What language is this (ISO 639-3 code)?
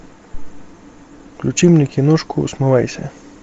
rus